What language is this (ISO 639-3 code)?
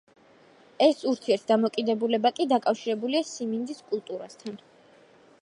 kat